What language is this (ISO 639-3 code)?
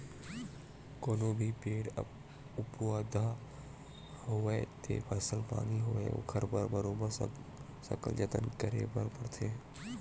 hne